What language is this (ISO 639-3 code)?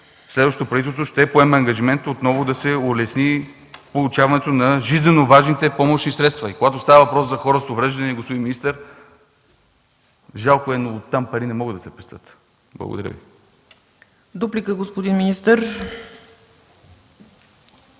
bul